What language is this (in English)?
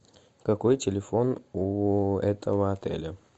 Russian